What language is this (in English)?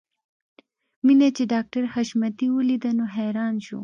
Pashto